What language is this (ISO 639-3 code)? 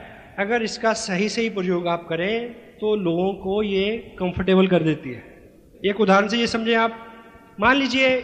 hin